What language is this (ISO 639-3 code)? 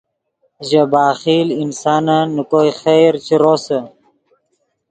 ydg